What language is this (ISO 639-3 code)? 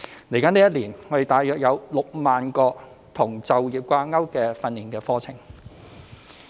yue